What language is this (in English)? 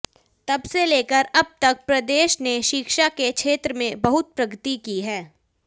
Hindi